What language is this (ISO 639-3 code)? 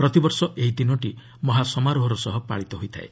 ori